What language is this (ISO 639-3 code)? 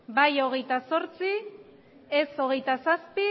eus